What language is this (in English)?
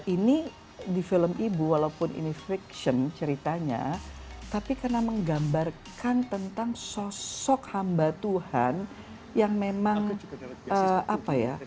Indonesian